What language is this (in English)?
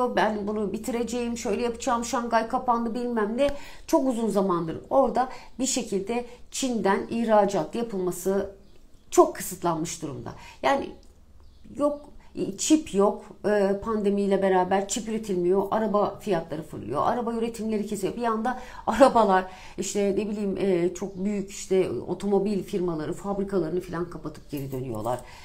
Turkish